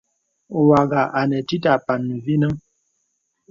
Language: Bebele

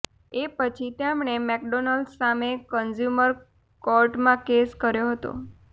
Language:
Gujarati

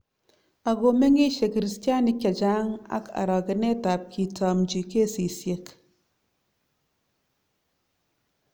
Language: Kalenjin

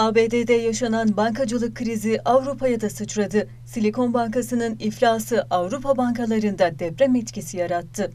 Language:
Turkish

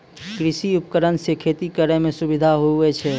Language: Maithili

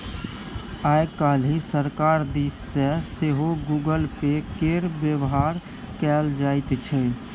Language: Maithili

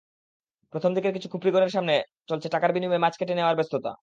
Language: Bangla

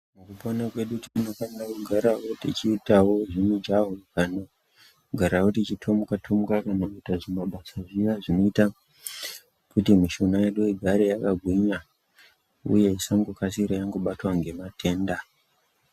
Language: Ndau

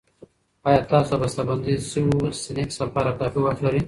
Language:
Pashto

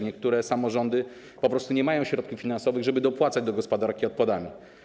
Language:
Polish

